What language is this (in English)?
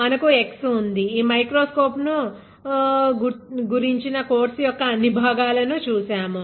Telugu